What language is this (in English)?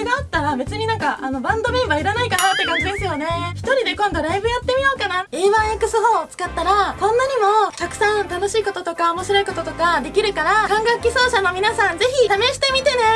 Japanese